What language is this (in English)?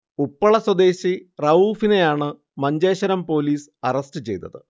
Malayalam